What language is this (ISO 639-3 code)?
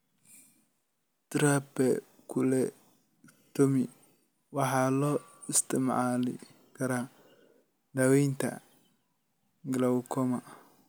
som